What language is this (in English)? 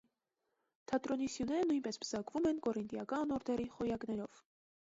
Armenian